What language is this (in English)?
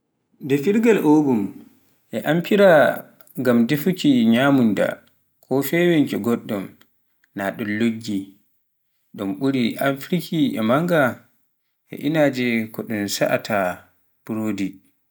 Pular